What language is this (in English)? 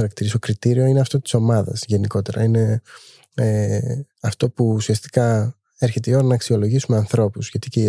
Greek